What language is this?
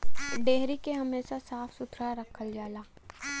Bhojpuri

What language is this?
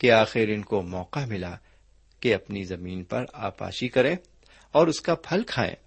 Urdu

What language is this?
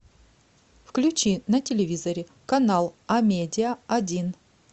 Russian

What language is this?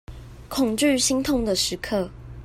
Chinese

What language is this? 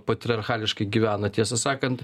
Lithuanian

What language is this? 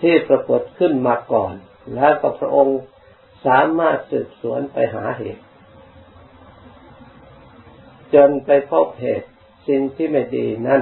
Thai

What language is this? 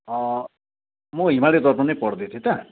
Nepali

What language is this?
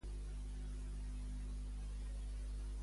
Catalan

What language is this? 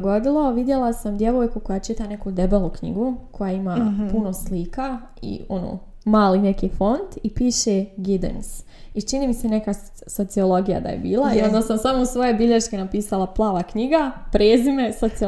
Croatian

